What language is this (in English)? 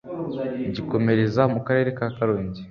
Kinyarwanda